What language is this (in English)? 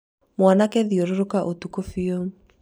Kikuyu